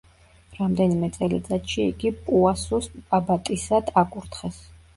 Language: Georgian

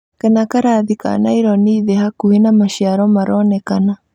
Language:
Kikuyu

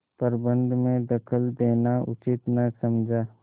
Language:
Hindi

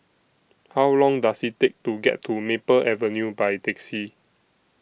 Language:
English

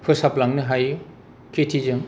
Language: Bodo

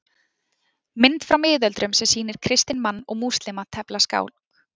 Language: Icelandic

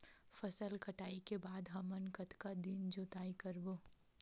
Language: Chhattisgarhi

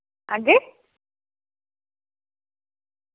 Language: Dogri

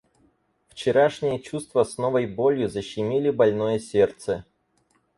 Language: Russian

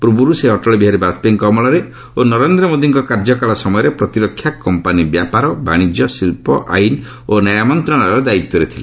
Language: Odia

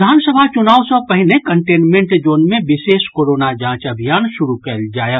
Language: Maithili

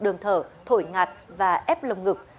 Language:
Vietnamese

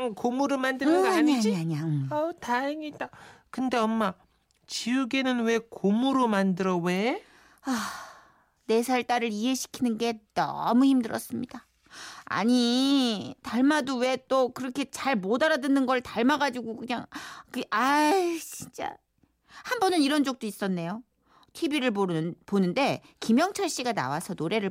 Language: Korean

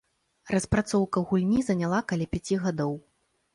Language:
Belarusian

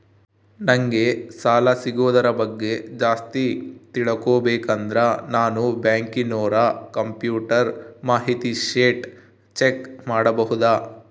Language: Kannada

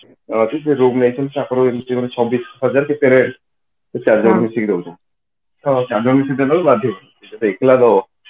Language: Odia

